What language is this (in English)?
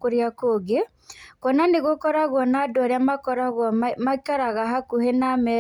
Kikuyu